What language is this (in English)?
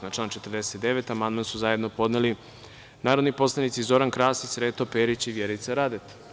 Serbian